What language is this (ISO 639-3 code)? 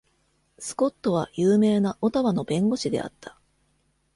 jpn